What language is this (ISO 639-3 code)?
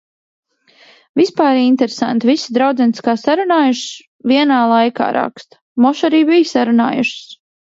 lav